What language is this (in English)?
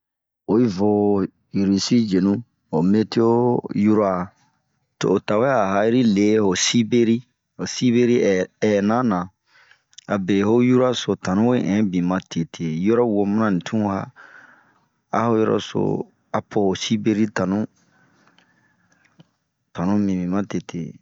Bomu